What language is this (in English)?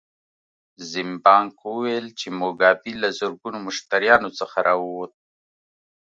Pashto